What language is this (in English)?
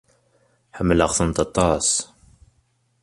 Kabyle